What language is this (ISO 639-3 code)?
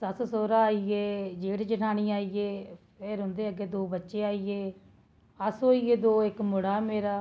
doi